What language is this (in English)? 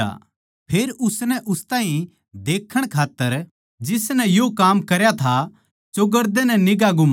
Haryanvi